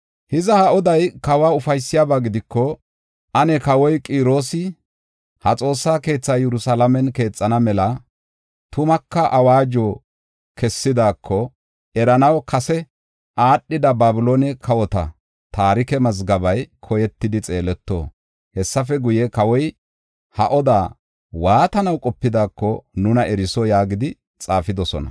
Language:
Gofa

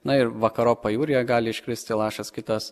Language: Lithuanian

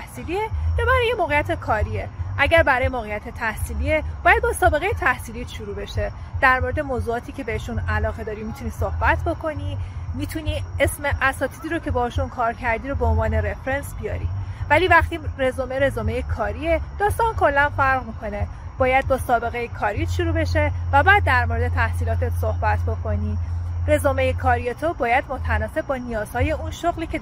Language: Persian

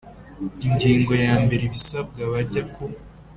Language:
Kinyarwanda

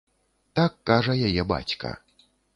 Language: Belarusian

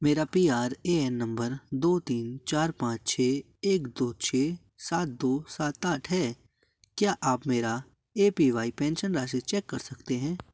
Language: Hindi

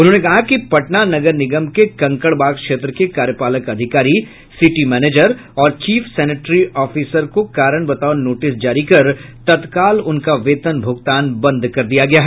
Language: Hindi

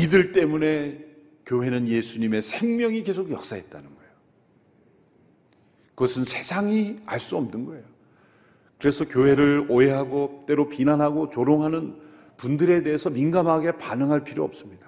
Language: Korean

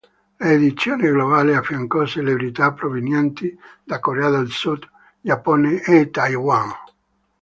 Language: Italian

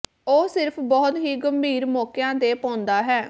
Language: Punjabi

